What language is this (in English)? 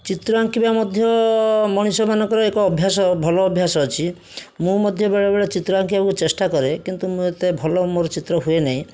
Odia